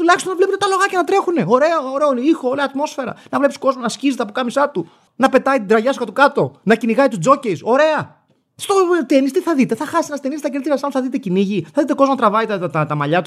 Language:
Greek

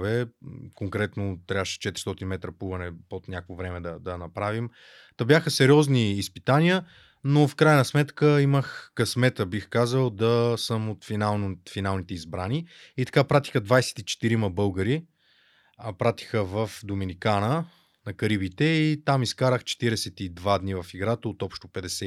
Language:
Bulgarian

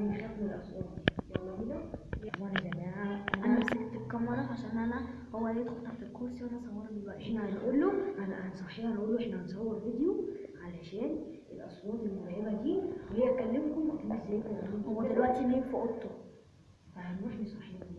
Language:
Arabic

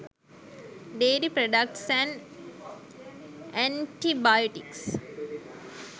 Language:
Sinhala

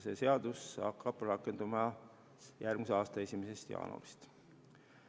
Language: Estonian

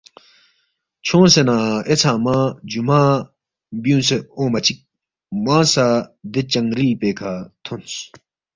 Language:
Balti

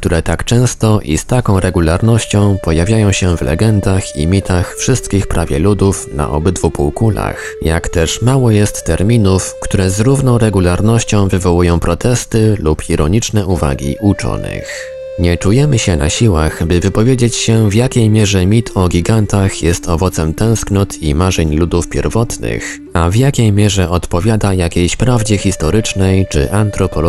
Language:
Polish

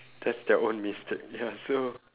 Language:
English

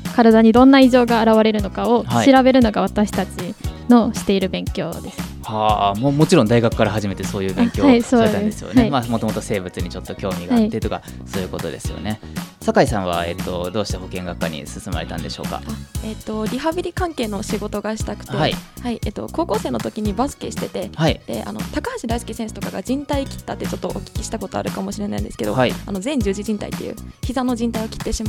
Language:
Japanese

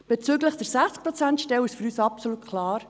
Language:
Swiss German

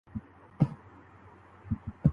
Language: Urdu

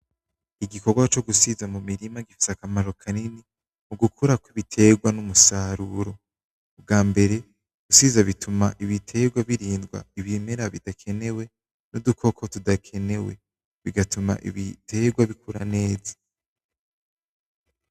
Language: Rundi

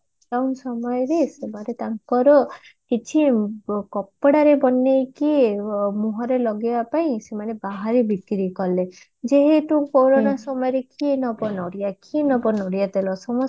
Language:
Odia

